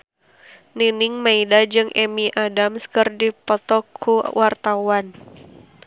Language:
Sundanese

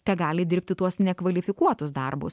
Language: Lithuanian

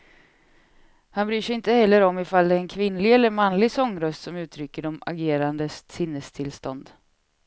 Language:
Swedish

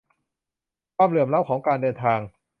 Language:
Thai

